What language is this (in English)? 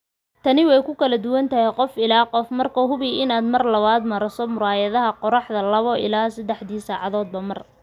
Somali